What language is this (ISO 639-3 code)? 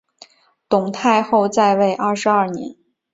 zho